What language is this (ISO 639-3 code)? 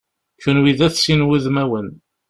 kab